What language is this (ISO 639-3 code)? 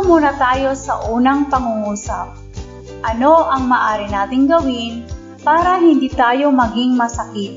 fil